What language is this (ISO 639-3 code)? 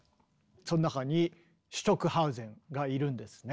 jpn